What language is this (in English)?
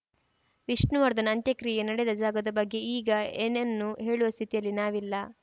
Kannada